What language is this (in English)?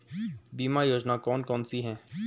Hindi